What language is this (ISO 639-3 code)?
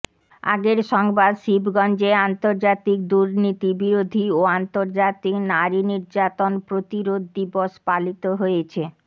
ben